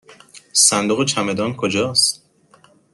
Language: Persian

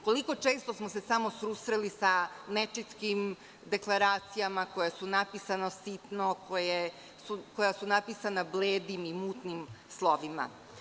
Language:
Serbian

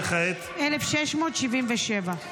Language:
Hebrew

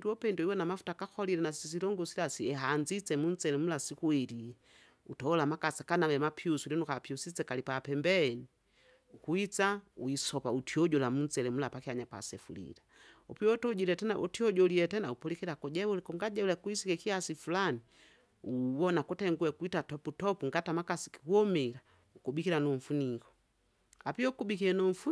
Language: Kinga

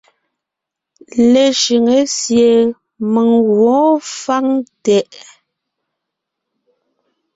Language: Ngiemboon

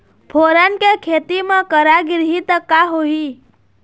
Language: Chhattisgarhi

